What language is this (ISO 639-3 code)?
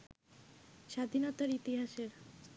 ben